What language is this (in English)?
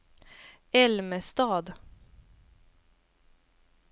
Swedish